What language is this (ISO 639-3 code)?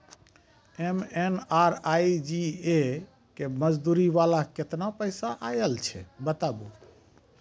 mai